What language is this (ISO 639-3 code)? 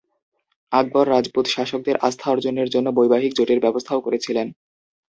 ben